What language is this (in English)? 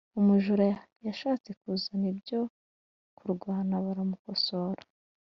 Kinyarwanda